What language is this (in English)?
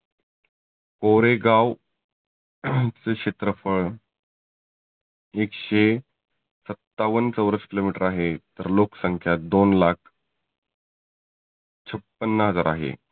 Marathi